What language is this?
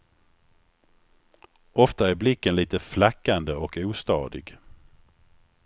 Swedish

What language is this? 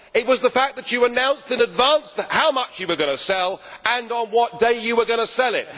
English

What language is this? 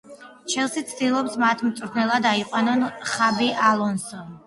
Georgian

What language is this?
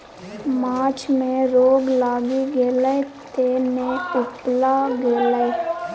Maithili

